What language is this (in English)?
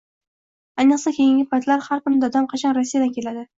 Uzbek